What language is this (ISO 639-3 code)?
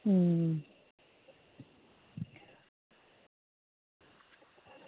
doi